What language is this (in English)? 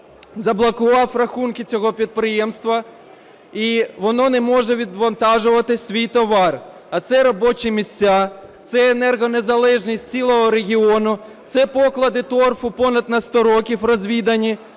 Ukrainian